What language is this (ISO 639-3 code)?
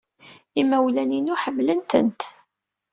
kab